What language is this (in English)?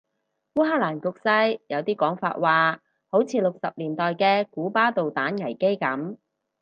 Cantonese